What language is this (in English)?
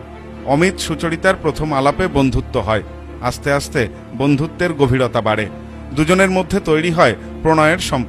Bangla